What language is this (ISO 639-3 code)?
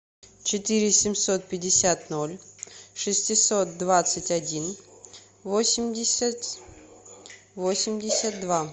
rus